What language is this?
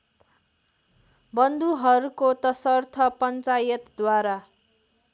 Nepali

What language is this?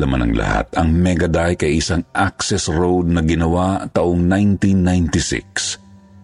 Filipino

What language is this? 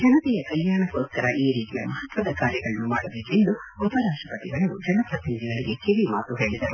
Kannada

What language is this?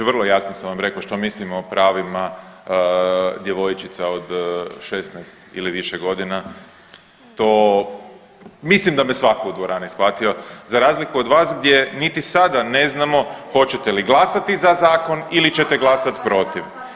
Croatian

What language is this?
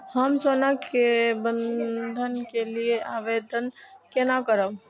Maithili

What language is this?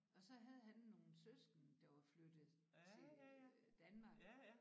Danish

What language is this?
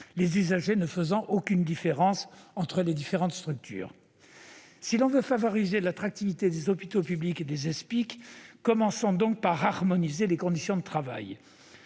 French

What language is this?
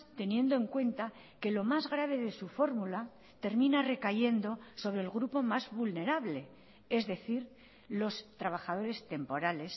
Spanish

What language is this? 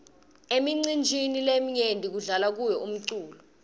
Swati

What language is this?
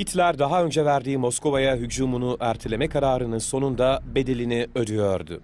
Turkish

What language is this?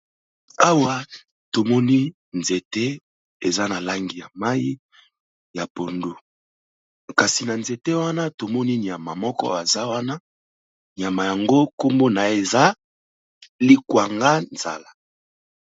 Lingala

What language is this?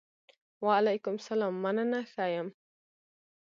Pashto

